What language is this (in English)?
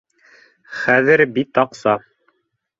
Bashkir